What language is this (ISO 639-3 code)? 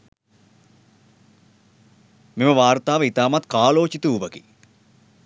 sin